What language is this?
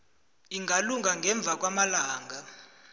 South Ndebele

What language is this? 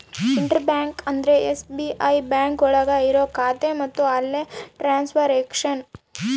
Kannada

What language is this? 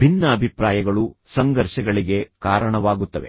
Kannada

